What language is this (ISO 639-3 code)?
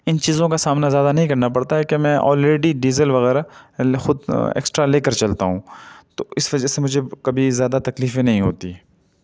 urd